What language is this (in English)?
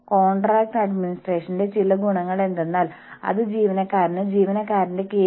Malayalam